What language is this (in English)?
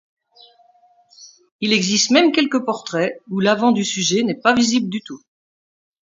French